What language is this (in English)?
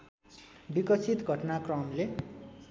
Nepali